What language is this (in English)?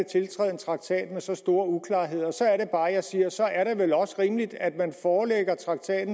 Danish